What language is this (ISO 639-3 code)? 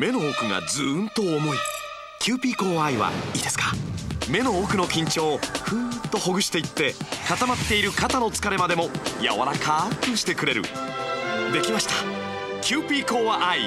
jpn